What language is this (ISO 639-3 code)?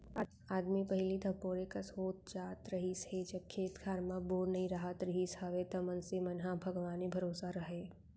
hne